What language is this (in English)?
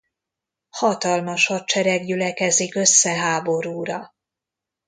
Hungarian